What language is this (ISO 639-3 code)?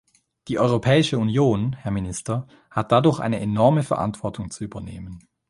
deu